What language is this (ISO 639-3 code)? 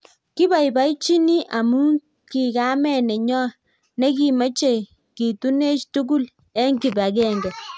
kln